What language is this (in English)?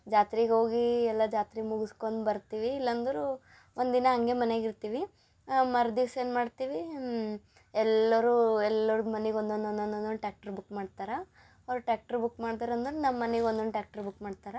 Kannada